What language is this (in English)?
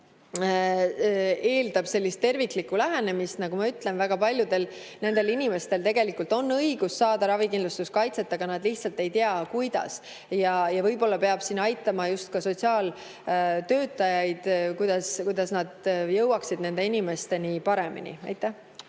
Estonian